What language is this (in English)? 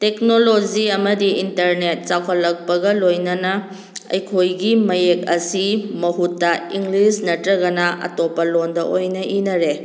Manipuri